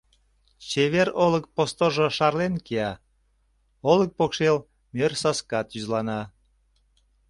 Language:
Mari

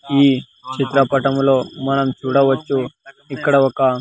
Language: Telugu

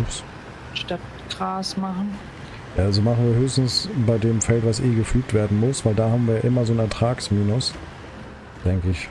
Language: German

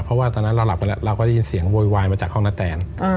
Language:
Thai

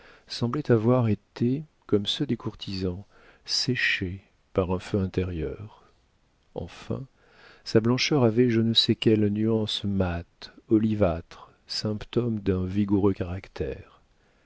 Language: French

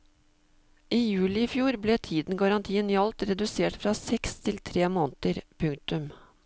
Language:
Norwegian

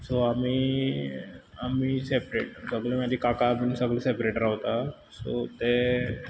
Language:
Konkani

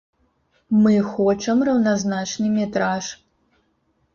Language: Belarusian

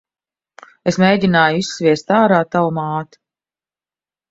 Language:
Latvian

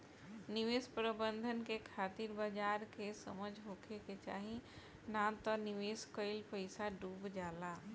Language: Bhojpuri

